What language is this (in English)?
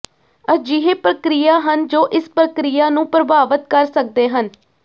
Punjabi